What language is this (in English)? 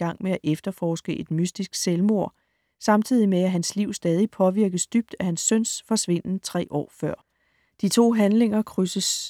Danish